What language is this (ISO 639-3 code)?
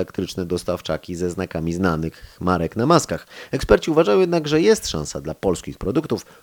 pol